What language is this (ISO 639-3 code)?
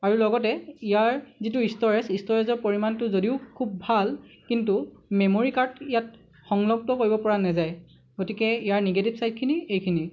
asm